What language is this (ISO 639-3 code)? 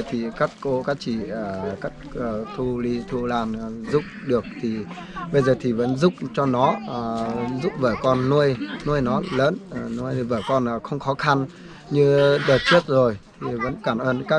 vie